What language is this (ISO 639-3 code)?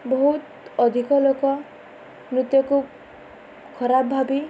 ori